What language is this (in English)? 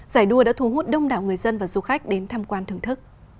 Vietnamese